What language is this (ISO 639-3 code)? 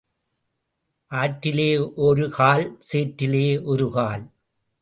tam